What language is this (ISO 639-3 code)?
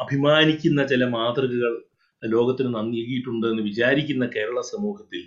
mal